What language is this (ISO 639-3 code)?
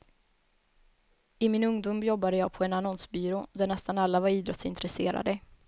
swe